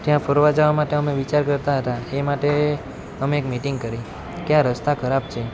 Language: Gujarati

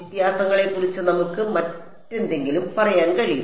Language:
Malayalam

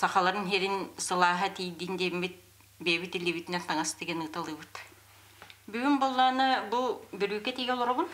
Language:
Turkish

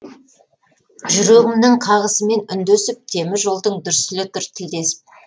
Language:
Kazakh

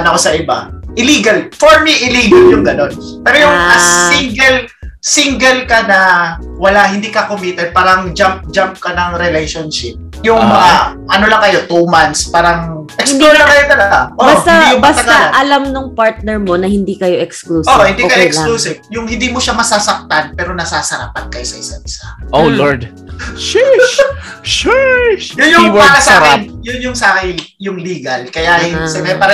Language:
Filipino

